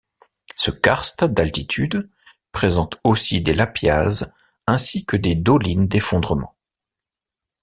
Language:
French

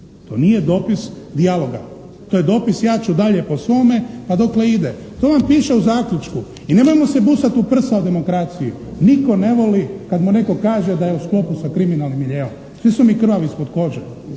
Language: Croatian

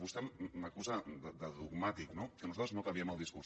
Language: Catalan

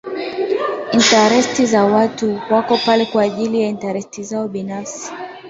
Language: Swahili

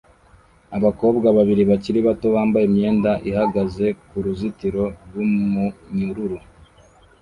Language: Kinyarwanda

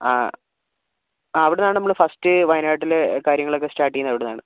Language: Malayalam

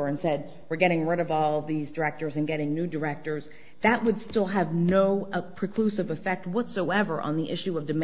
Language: English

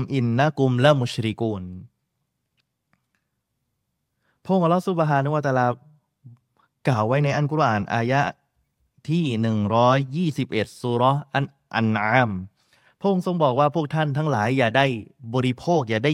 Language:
Thai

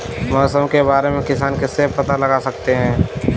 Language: Hindi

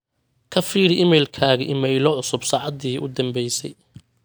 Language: Somali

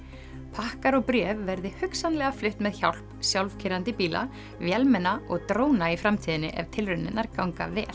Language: Icelandic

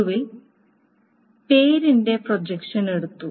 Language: Malayalam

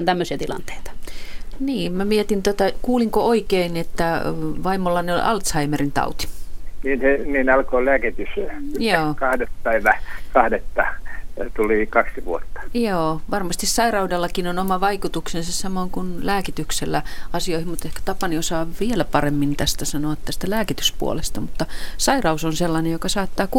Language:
Finnish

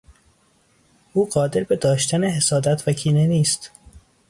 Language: Persian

